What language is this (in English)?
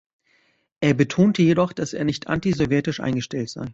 German